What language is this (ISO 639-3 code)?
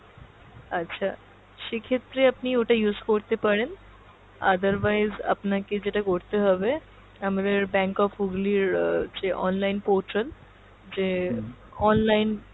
ben